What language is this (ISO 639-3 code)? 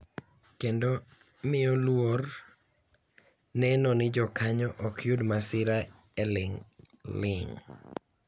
luo